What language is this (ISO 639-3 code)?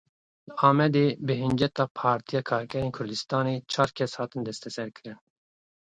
kur